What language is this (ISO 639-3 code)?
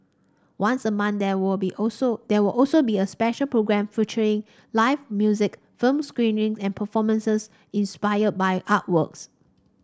eng